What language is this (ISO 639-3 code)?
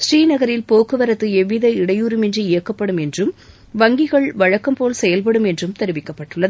tam